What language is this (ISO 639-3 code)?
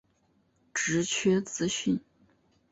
zho